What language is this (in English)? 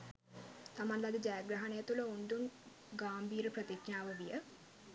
Sinhala